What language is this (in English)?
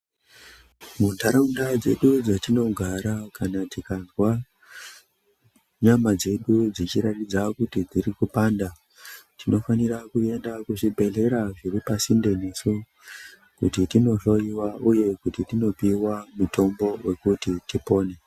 Ndau